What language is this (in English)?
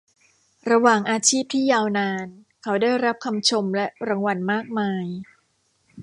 Thai